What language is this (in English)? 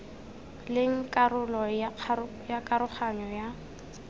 Tswana